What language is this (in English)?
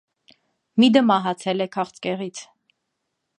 Armenian